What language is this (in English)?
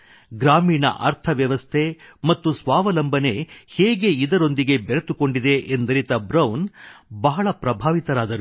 Kannada